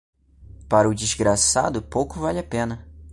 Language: Portuguese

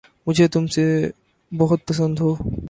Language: Urdu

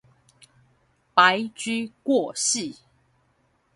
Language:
Chinese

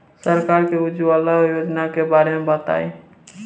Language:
Bhojpuri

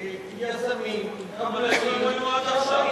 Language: Hebrew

